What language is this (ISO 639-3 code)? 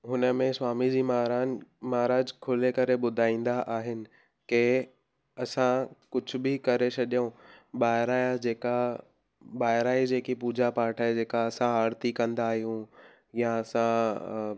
snd